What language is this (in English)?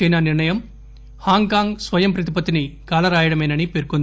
Telugu